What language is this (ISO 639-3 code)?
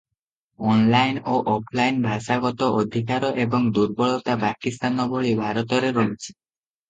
ori